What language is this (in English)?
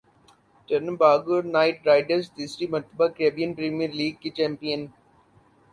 Urdu